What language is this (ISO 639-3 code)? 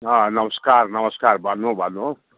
nep